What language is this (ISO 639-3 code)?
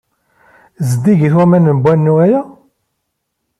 kab